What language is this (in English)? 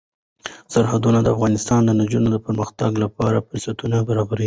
Pashto